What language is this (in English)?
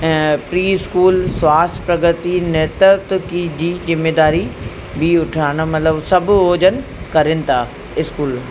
Sindhi